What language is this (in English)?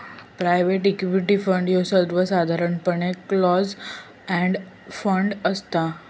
Marathi